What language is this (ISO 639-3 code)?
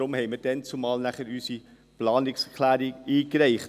gsw